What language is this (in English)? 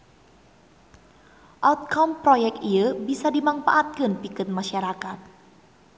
Sundanese